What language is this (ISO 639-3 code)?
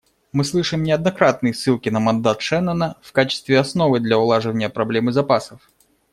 rus